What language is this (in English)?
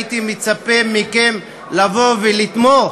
Hebrew